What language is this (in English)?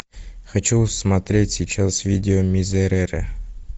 Russian